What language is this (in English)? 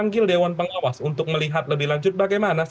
Indonesian